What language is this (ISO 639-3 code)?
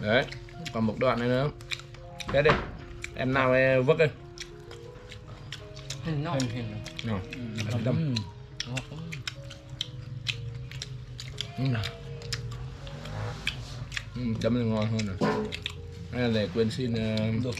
vie